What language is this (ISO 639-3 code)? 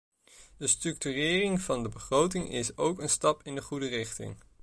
nld